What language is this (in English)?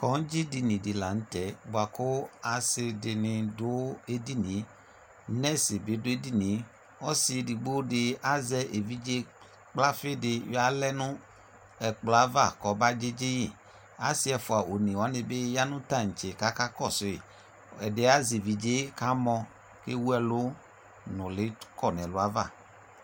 Ikposo